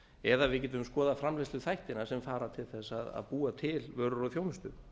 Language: Icelandic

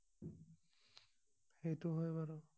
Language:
Assamese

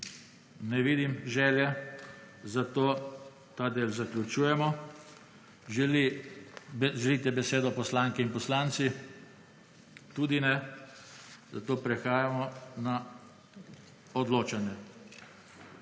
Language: Slovenian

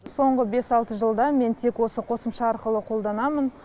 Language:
Kazakh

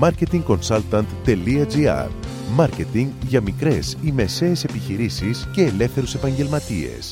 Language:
Greek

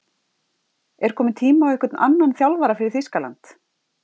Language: Icelandic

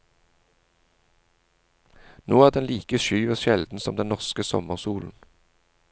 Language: Norwegian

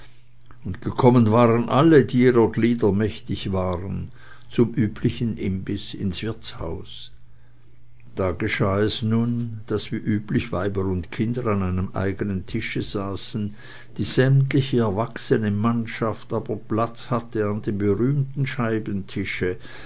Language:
German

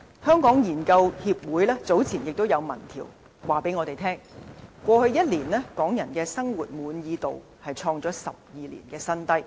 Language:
Cantonese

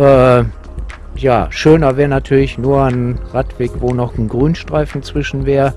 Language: German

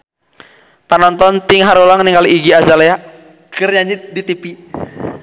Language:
Sundanese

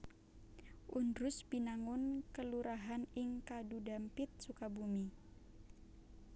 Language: Javanese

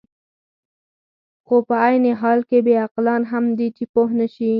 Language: Pashto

